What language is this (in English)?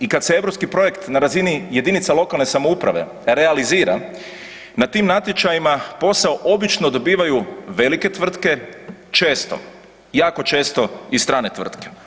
Croatian